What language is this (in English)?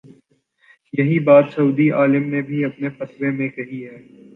Urdu